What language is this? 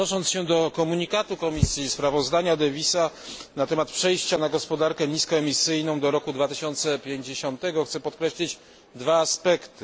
Polish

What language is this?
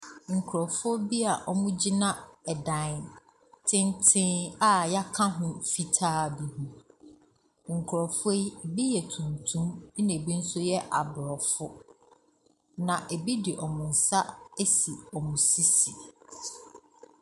Akan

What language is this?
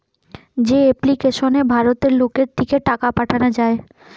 Bangla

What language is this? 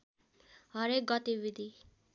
Nepali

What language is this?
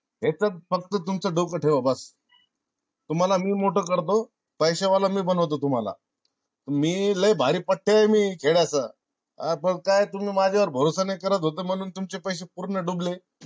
Marathi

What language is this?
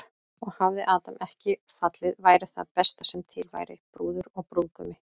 Icelandic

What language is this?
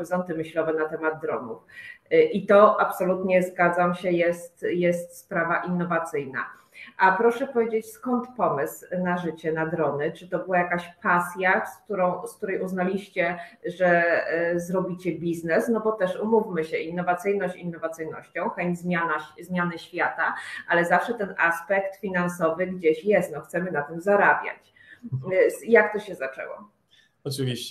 Polish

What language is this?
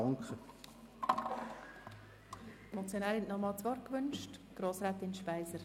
Swiss German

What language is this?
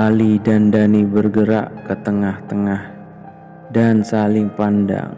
Indonesian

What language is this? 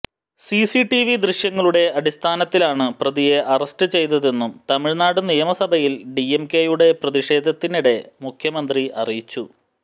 Malayalam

